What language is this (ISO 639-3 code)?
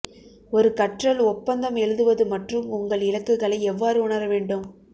tam